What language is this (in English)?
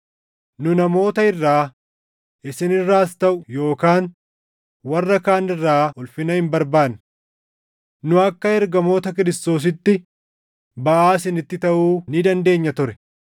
Oromo